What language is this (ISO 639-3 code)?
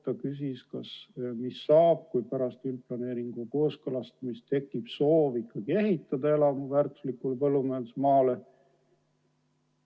est